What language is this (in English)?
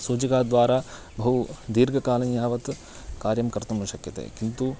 Sanskrit